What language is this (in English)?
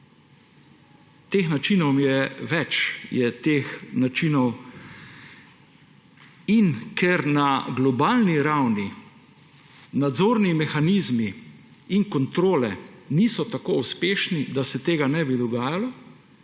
Slovenian